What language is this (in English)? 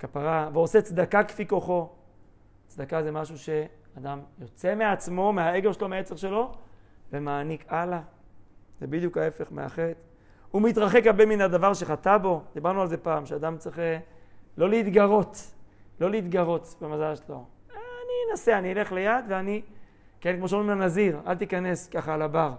Hebrew